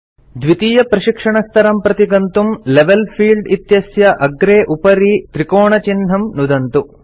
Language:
Sanskrit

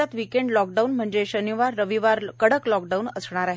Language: Marathi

